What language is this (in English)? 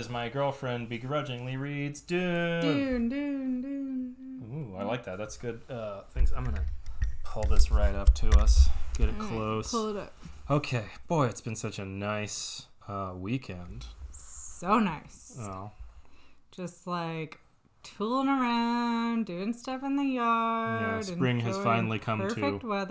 English